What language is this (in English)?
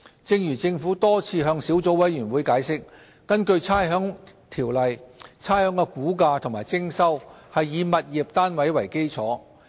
Cantonese